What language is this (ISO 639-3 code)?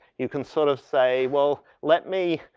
eng